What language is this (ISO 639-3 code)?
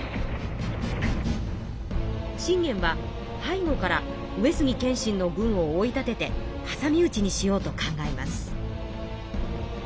jpn